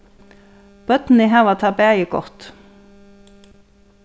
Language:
Faroese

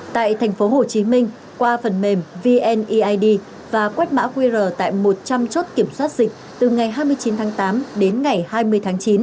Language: Vietnamese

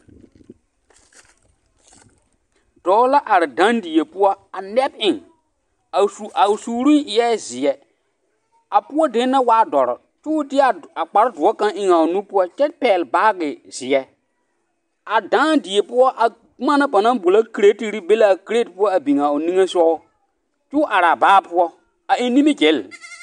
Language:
Southern Dagaare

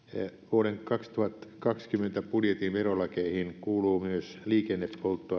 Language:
Finnish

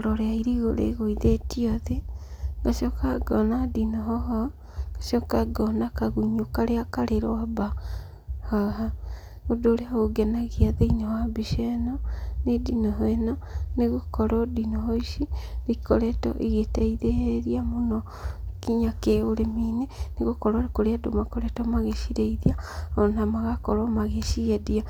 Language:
Kikuyu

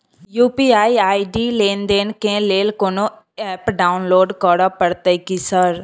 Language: Maithili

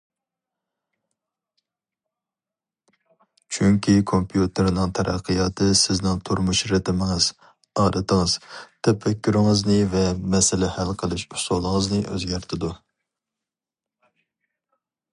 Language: Uyghur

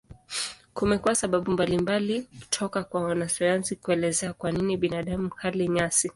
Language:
Swahili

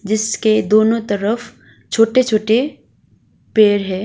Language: Hindi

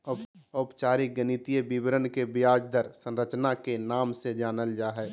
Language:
Magahi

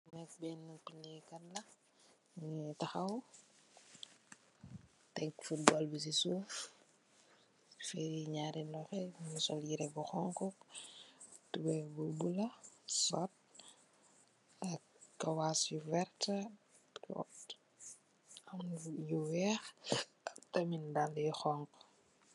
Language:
Wolof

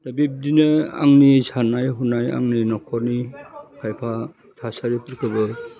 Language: Bodo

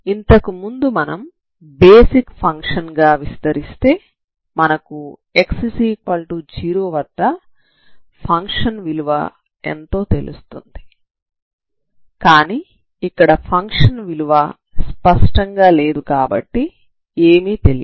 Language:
Telugu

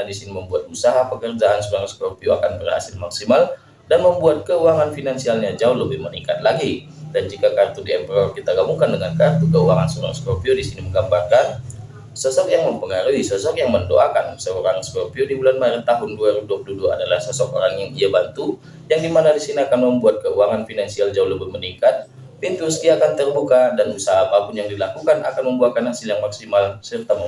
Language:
Indonesian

